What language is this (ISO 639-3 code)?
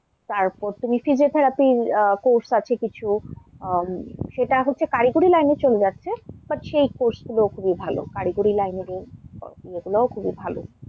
ben